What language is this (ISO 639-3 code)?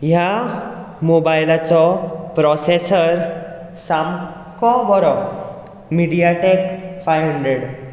kok